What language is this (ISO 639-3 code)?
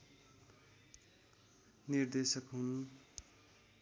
nep